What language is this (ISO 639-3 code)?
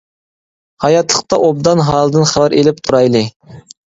uig